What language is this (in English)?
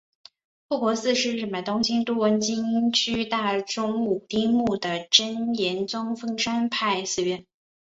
Chinese